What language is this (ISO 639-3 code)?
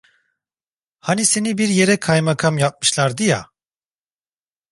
tur